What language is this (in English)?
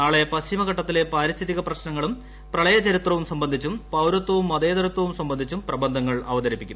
Malayalam